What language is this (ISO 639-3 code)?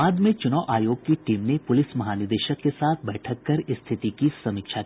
hin